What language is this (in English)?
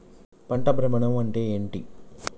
Telugu